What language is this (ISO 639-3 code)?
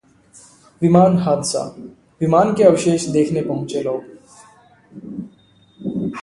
hin